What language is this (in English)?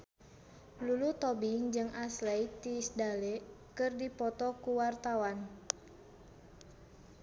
Sundanese